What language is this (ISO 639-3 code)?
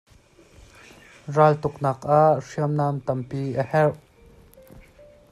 cnh